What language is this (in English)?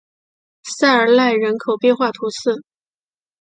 Chinese